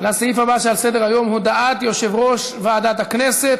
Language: Hebrew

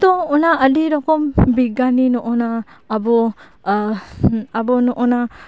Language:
Santali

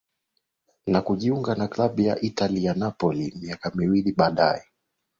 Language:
Swahili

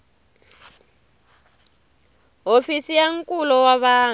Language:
Tsonga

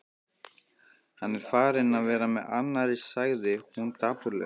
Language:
Icelandic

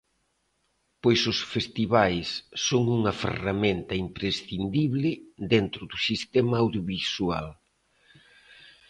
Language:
Galician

